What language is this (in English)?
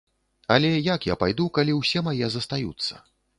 Belarusian